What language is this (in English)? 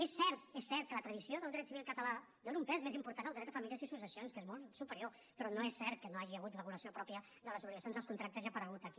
Catalan